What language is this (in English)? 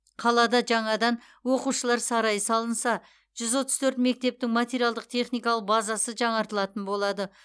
Kazakh